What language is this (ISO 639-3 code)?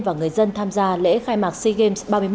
vie